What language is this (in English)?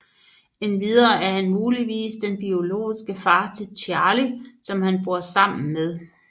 Danish